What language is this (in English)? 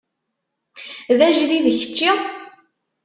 Kabyle